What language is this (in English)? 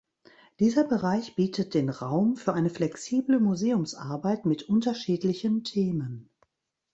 German